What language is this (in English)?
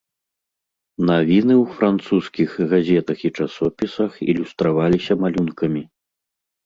Belarusian